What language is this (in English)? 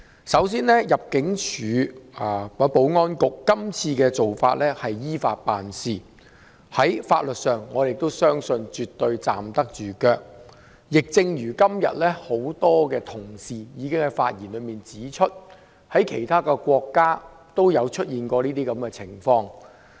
Cantonese